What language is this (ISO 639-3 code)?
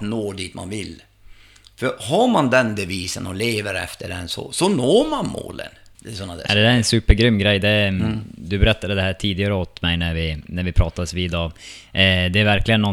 swe